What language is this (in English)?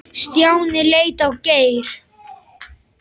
Icelandic